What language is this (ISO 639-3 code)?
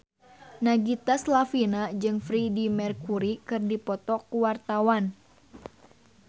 sun